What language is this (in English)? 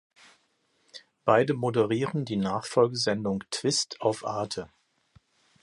German